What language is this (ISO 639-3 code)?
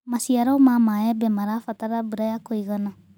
kik